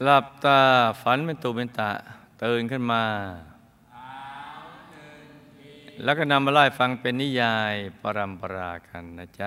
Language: Thai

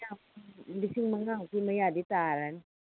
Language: Manipuri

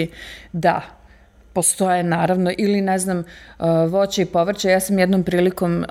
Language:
Croatian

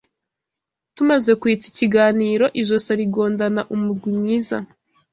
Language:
Kinyarwanda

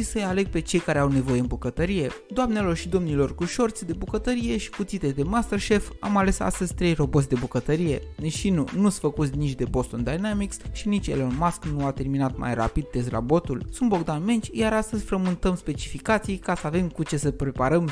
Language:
Romanian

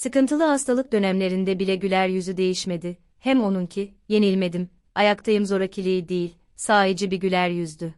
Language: Turkish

